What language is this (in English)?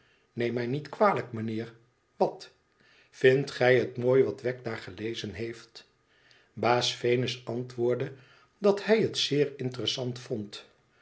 Dutch